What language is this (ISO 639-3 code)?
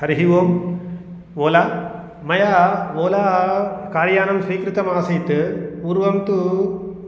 san